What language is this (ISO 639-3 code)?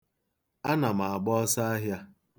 ibo